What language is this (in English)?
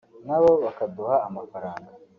Kinyarwanda